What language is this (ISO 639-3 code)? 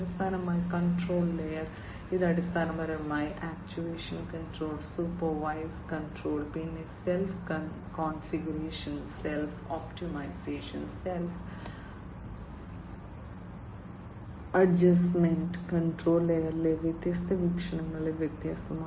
mal